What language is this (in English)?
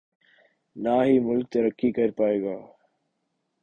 Urdu